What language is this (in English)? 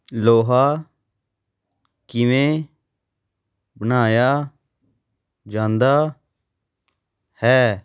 Punjabi